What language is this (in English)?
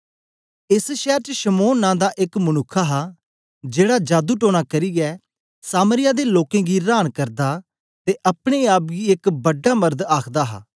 Dogri